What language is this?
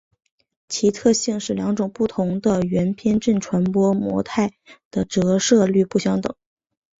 Chinese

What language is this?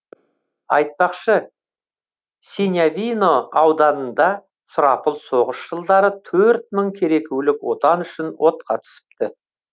Kazakh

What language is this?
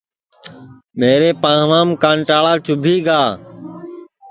Sansi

